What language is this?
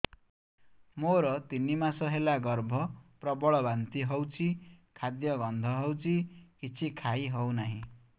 Odia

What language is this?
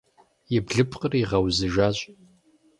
Kabardian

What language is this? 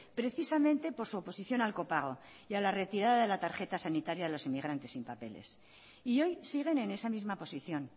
Spanish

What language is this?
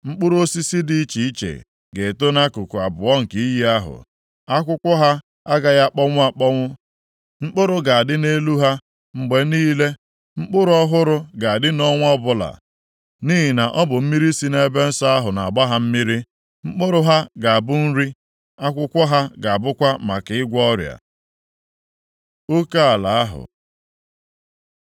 Igbo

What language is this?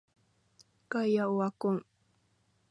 Japanese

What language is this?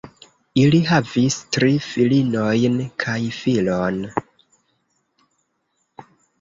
Esperanto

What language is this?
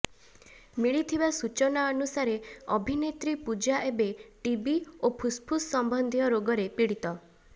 Odia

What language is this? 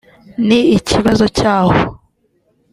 Kinyarwanda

